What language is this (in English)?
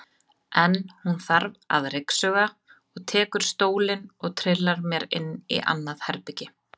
Icelandic